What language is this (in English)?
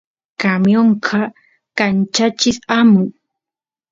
Santiago del Estero Quichua